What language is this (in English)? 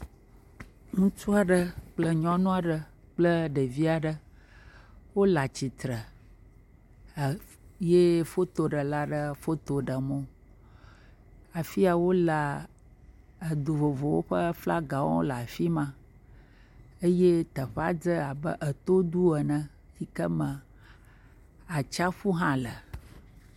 Ewe